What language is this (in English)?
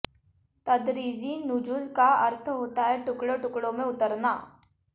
Hindi